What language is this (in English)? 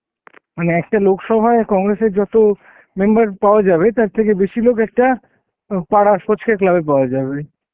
Bangla